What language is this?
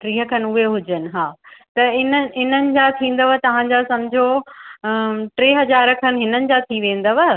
Sindhi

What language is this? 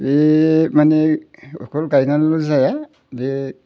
Bodo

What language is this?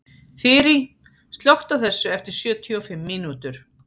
Icelandic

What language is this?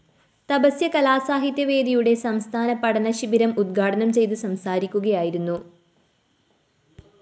Malayalam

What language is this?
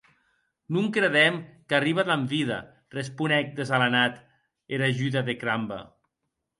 Occitan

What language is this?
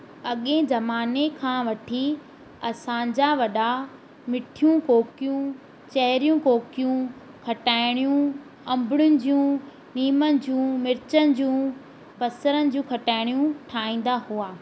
Sindhi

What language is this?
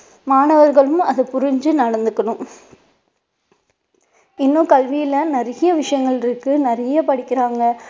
Tamil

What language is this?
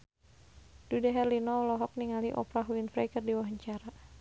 Sundanese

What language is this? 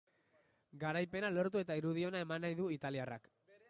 Basque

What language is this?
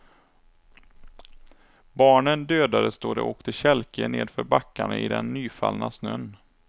Swedish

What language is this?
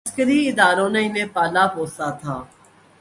Urdu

